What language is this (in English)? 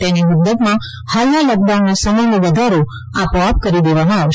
Gujarati